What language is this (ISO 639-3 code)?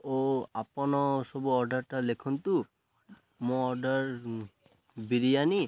ori